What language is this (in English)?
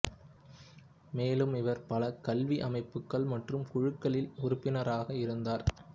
Tamil